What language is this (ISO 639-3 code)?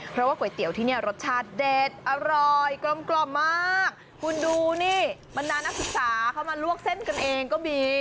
tha